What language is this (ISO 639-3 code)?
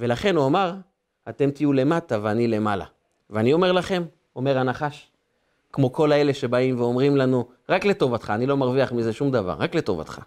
heb